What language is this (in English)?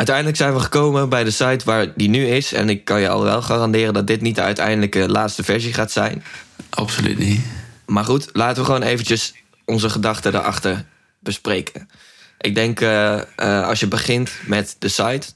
Dutch